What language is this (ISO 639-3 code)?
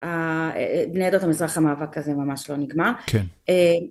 heb